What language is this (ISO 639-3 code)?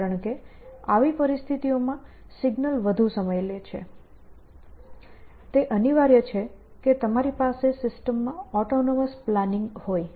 guj